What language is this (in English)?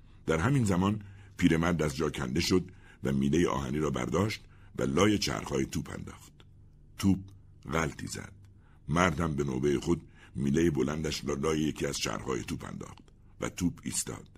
Persian